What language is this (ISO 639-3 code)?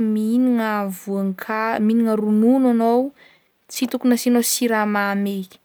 bmm